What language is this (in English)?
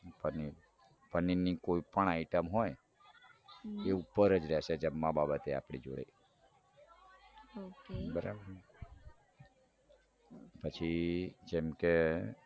Gujarati